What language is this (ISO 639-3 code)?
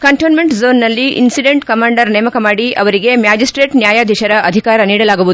kan